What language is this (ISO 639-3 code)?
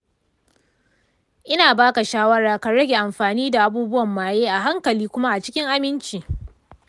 hau